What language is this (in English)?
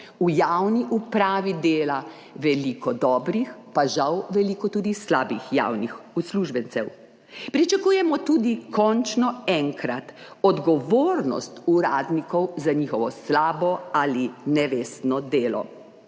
Slovenian